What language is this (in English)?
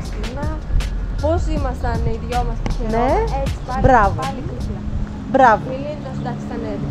Greek